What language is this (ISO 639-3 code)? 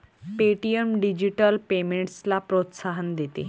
mar